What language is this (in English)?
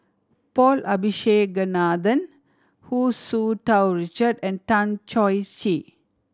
English